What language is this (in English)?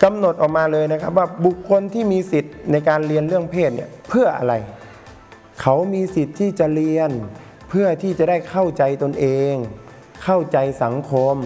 Thai